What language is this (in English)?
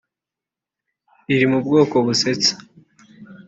Kinyarwanda